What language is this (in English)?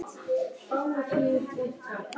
Icelandic